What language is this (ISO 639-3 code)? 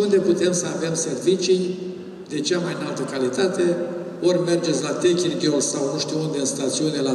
ron